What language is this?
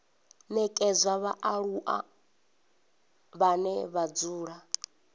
Venda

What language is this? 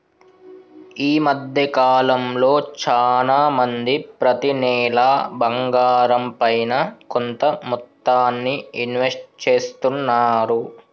Telugu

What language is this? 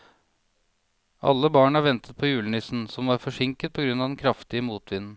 Norwegian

